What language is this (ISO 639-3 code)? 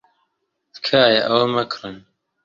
ckb